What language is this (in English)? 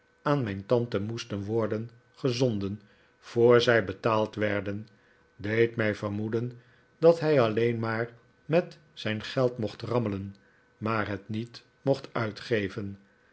Dutch